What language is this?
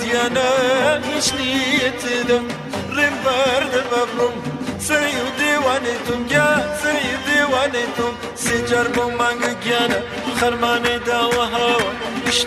Persian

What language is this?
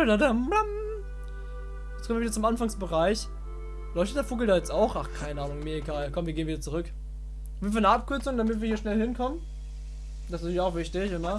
German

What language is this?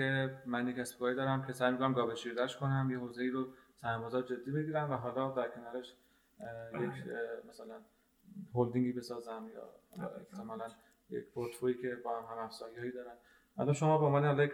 Persian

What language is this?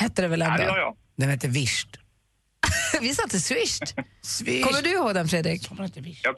Swedish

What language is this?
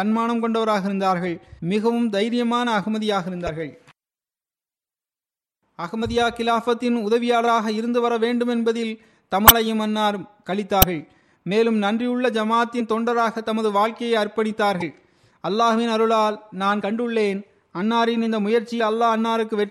Tamil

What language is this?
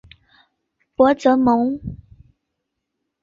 Chinese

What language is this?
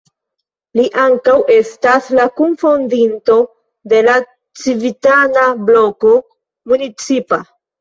Esperanto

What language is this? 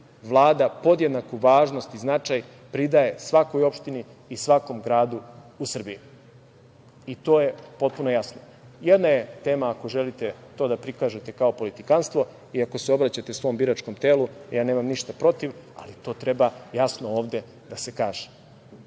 Serbian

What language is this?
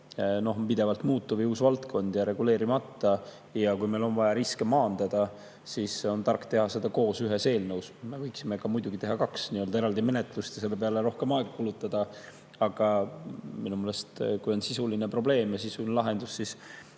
Estonian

